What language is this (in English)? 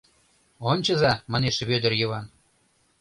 Mari